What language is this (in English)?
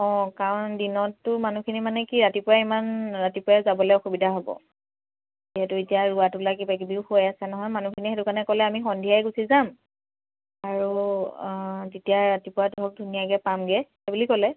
Assamese